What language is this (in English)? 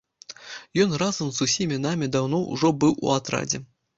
Belarusian